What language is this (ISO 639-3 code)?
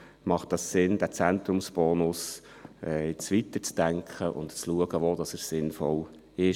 gsw